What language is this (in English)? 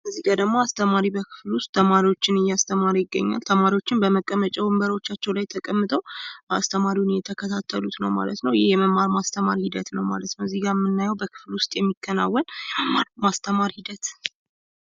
Amharic